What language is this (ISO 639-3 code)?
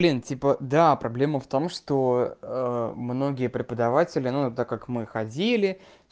rus